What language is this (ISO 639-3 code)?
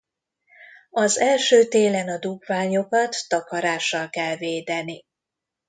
hun